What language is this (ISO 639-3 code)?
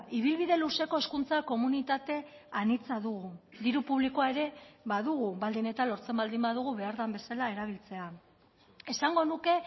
eus